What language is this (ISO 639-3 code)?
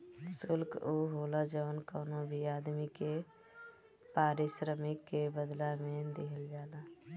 bho